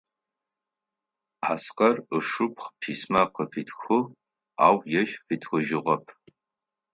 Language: Adyghe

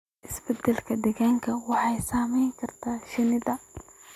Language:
Somali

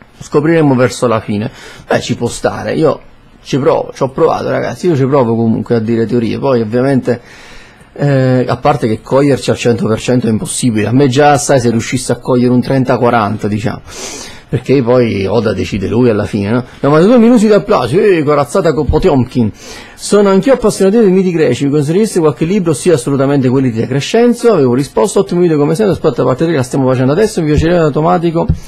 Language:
Italian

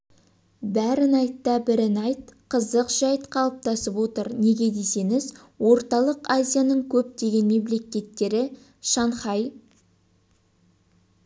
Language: Kazakh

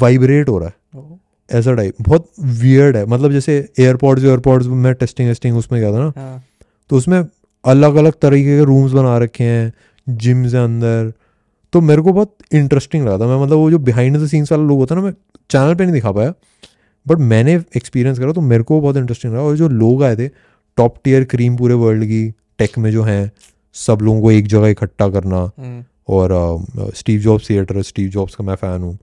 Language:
Hindi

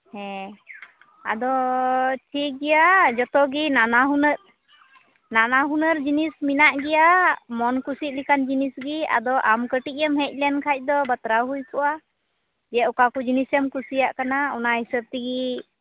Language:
Santali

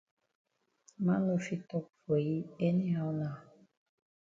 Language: Cameroon Pidgin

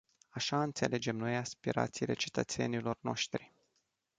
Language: Romanian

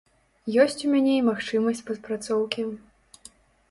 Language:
Belarusian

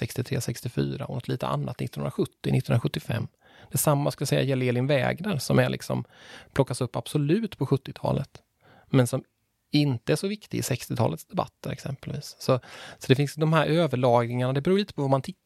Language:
Swedish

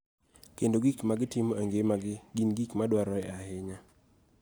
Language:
Luo (Kenya and Tanzania)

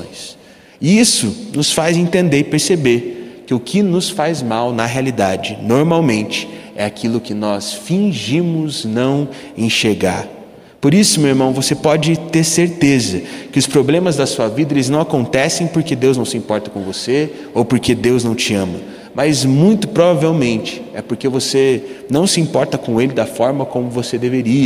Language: Portuguese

